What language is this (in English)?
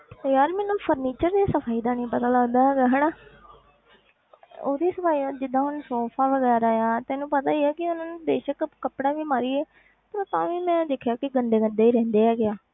Punjabi